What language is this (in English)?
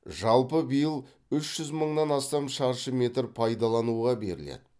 Kazakh